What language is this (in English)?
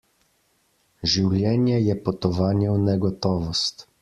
Slovenian